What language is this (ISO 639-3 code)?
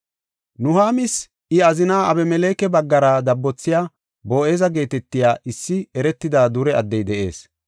gof